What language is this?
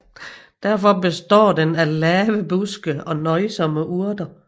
Danish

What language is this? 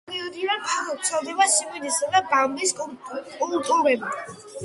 Georgian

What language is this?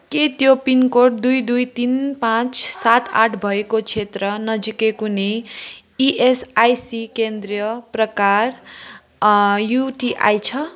Nepali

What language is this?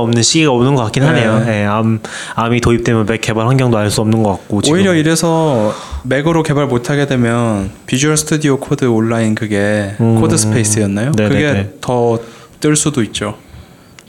Korean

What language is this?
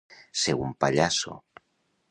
Catalan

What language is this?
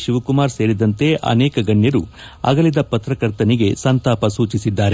Kannada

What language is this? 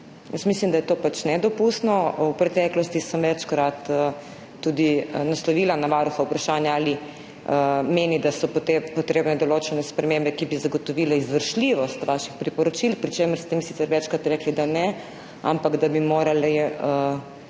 Slovenian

